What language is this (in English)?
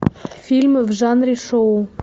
Russian